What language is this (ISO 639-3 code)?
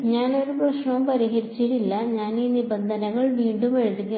mal